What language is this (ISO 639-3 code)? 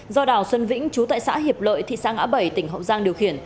vie